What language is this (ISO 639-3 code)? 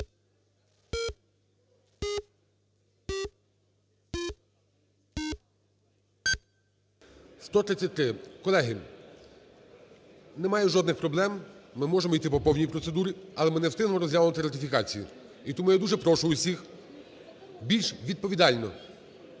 ukr